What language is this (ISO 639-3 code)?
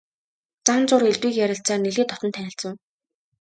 mon